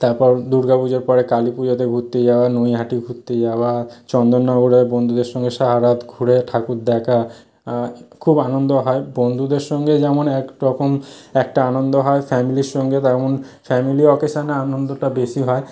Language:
Bangla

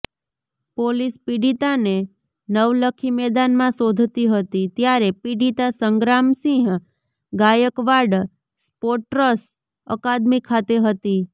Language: Gujarati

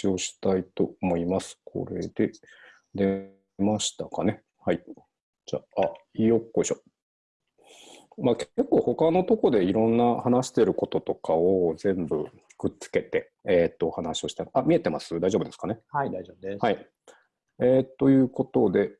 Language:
Japanese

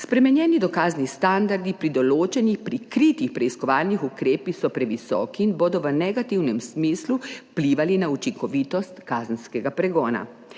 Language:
Slovenian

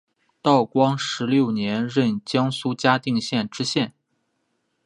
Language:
Chinese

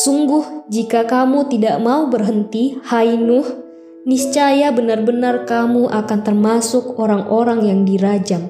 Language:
Indonesian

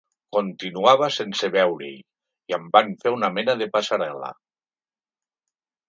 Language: Catalan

